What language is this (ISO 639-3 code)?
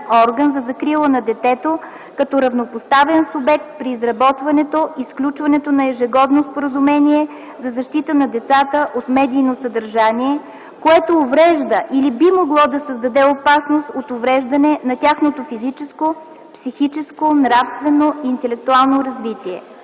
bul